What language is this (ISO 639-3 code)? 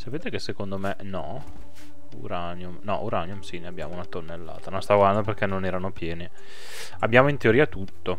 ita